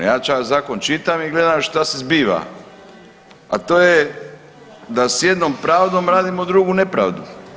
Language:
Croatian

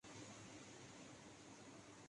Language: Urdu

